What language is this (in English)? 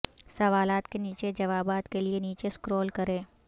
Urdu